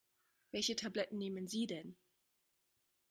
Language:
German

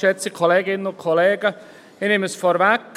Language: Swiss German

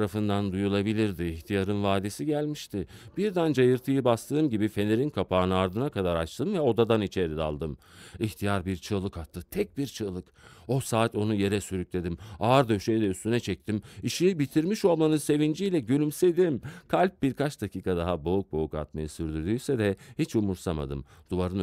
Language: Turkish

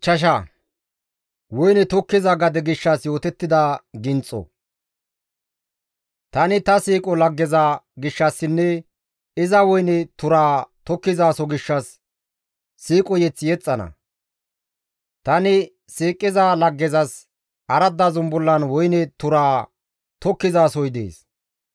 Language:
Gamo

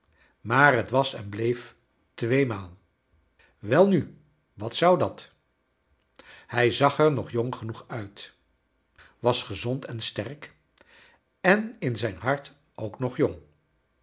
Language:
Dutch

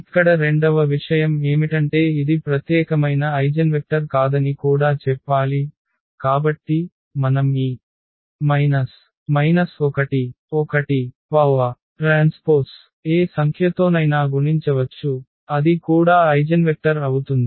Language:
Telugu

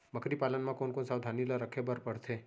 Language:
Chhattisgarhi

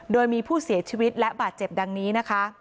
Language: Thai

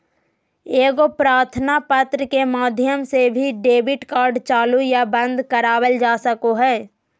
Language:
Magahi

